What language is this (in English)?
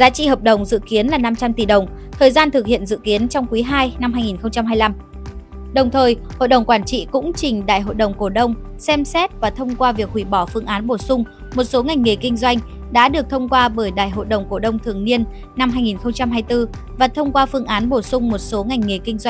Vietnamese